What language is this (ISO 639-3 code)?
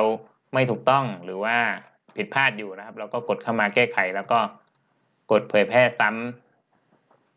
tha